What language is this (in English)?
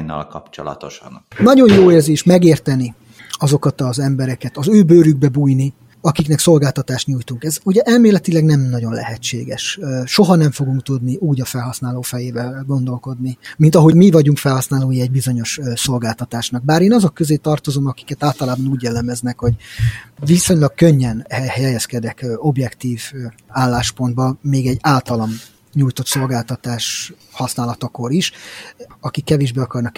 Hungarian